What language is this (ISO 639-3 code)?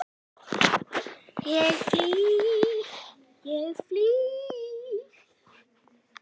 isl